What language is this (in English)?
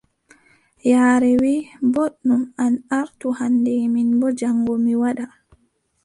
Adamawa Fulfulde